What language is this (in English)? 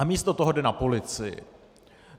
Czech